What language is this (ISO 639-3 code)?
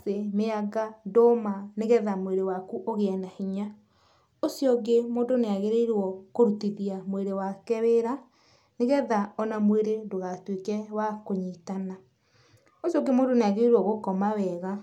kik